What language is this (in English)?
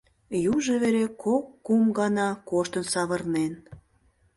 Mari